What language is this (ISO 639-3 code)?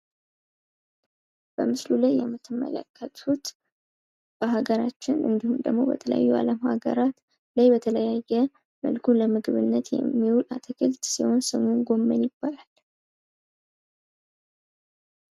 amh